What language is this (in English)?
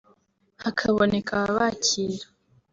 Kinyarwanda